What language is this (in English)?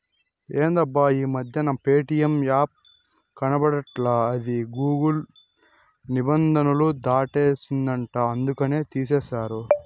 Telugu